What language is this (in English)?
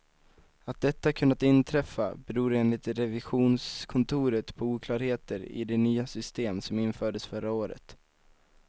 Swedish